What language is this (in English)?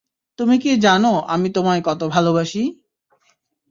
Bangla